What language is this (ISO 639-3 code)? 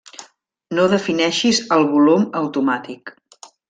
cat